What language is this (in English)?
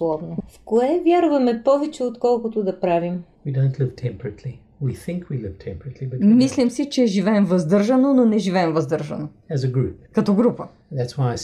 Bulgarian